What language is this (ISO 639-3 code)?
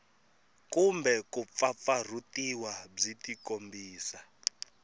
tso